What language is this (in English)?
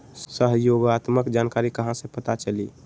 Magahi